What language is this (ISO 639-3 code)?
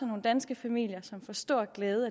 dan